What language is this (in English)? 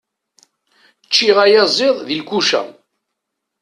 Kabyle